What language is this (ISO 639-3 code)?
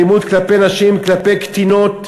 heb